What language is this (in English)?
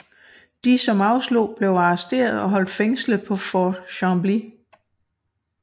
Danish